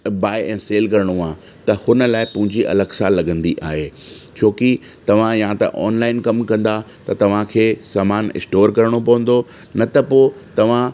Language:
Sindhi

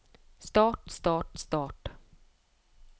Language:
Norwegian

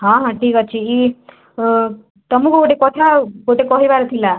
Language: Odia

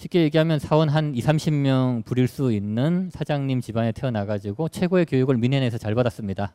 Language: Korean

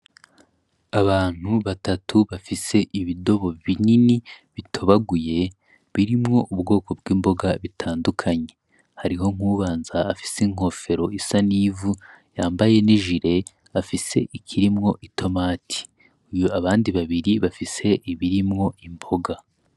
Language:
Rundi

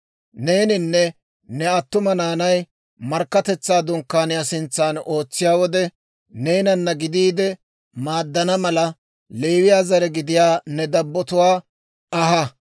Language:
Dawro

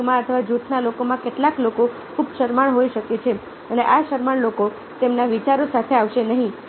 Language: Gujarati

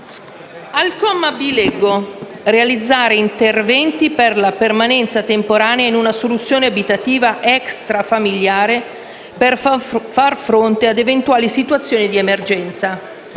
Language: Italian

